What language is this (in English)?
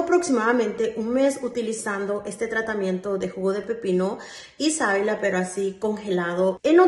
Spanish